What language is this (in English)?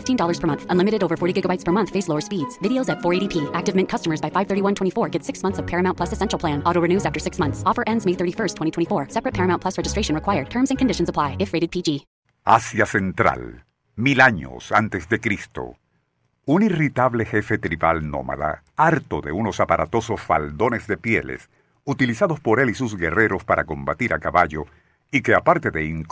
Spanish